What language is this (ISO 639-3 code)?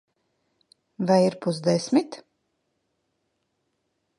lav